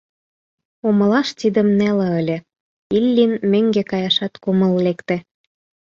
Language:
Mari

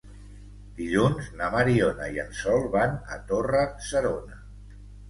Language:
Catalan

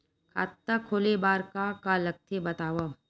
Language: Chhattisgarhi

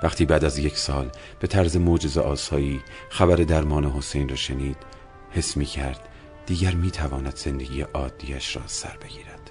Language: Persian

